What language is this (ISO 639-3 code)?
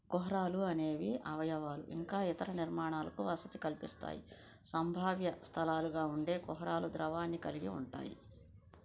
tel